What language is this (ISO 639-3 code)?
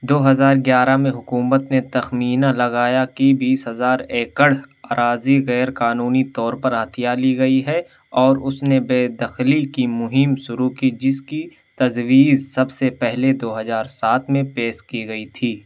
urd